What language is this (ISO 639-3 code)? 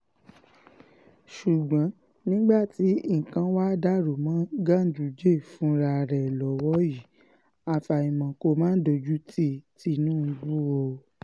yor